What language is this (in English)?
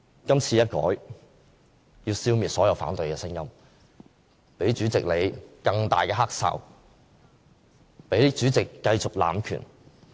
Cantonese